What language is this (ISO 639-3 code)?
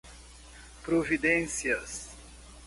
por